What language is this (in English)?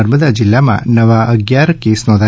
Gujarati